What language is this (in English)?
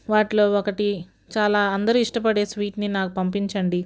Telugu